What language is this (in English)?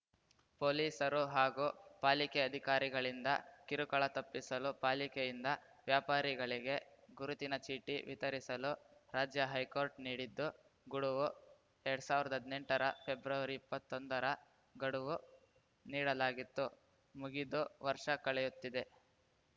Kannada